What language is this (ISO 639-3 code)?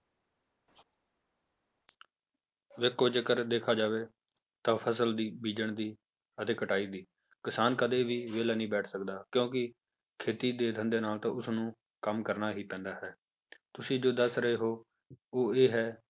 pan